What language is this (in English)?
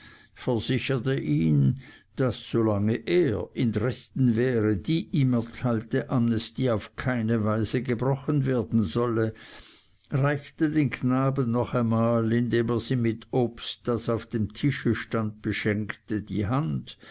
German